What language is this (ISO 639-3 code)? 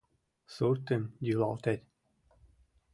chm